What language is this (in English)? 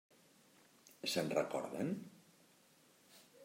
Catalan